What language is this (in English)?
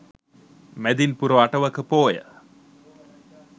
Sinhala